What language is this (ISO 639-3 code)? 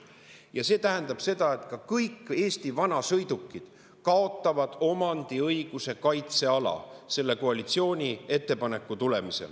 est